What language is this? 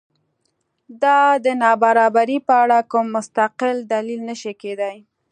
Pashto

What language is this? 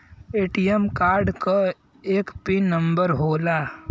Bhojpuri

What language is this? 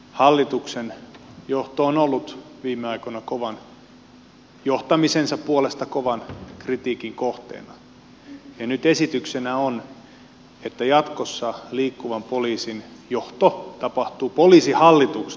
Finnish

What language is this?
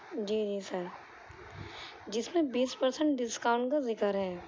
Urdu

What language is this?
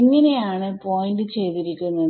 Malayalam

